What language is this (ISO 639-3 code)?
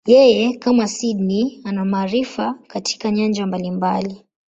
swa